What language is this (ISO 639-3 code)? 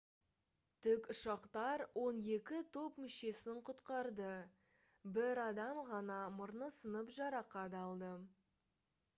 kaz